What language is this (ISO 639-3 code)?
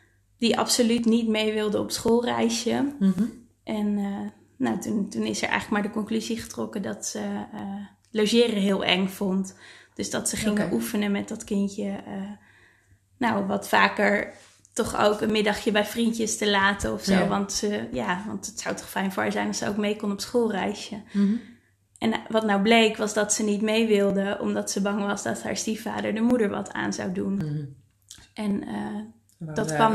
nld